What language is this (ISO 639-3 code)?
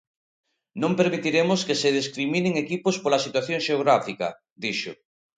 glg